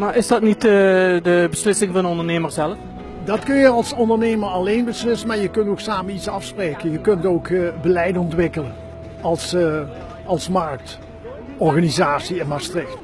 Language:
Dutch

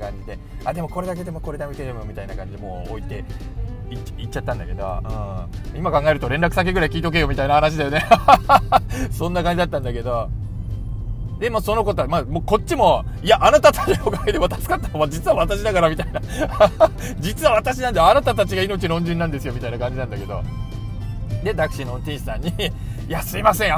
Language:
Japanese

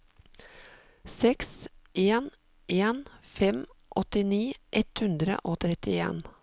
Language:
Norwegian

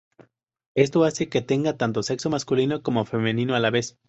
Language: Spanish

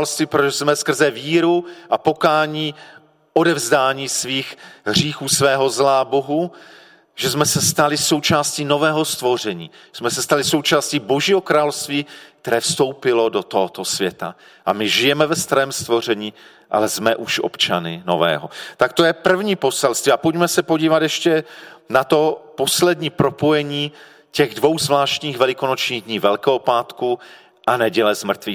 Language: Czech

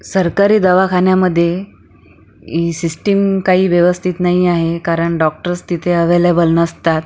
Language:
Marathi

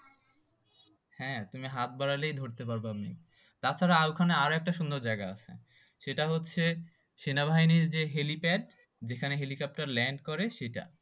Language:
Bangla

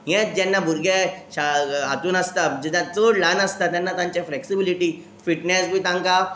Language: Konkani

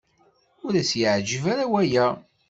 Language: Kabyle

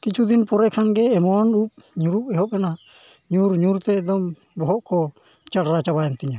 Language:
Santali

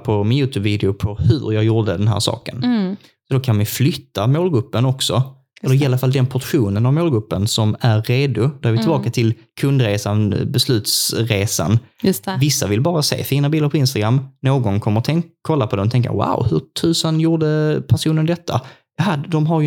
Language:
Swedish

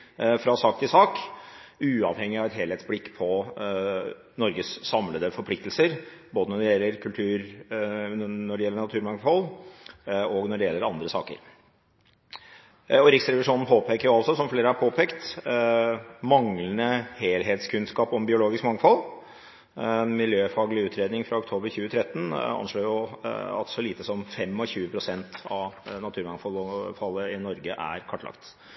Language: Norwegian Bokmål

